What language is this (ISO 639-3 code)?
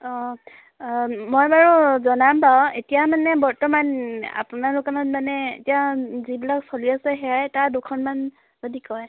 asm